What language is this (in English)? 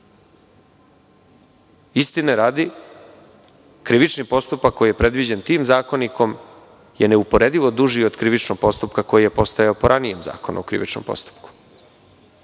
Serbian